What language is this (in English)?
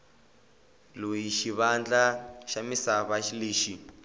Tsonga